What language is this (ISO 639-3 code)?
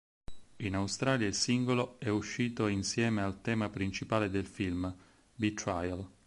ita